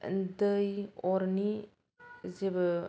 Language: Bodo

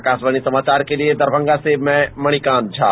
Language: Hindi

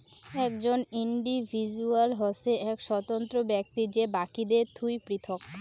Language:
Bangla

